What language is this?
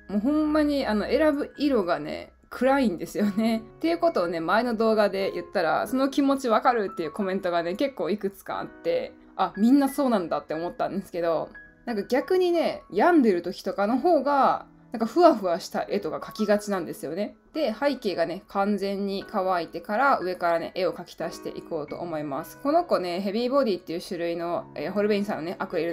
Japanese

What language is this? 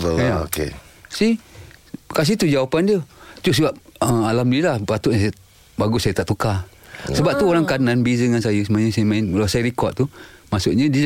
Malay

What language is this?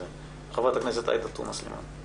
Hebrew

